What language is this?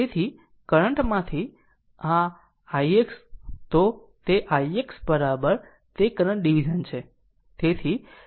Gujarati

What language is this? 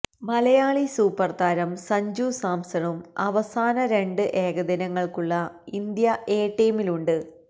Malayalam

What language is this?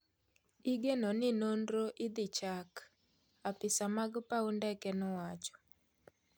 Luo (Kenya and Tanzania)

